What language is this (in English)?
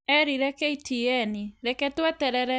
Kikuyu